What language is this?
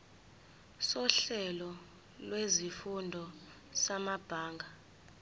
Zulu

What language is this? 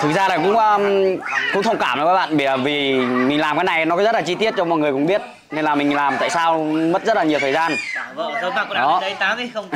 Vietnamese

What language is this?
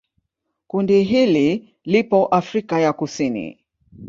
Swahili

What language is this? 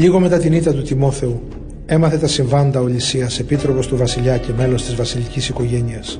Greek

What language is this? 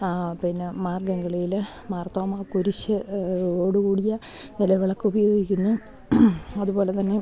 Malayalam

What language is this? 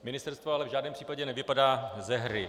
Czech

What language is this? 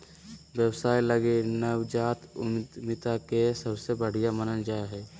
Magahi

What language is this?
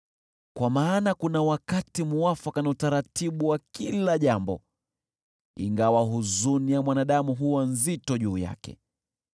Swahili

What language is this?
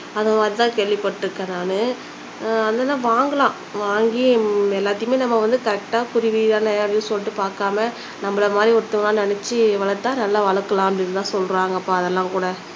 Tamil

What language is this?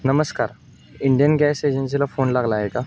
Marathi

